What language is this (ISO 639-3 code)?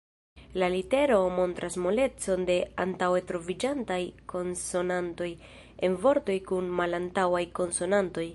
epo